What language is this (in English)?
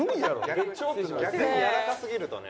Japanese